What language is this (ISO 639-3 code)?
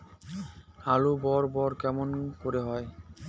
ben